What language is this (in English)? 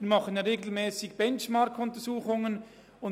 Swiss German